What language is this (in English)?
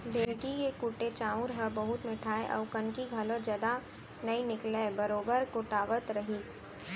Chhattisgarhi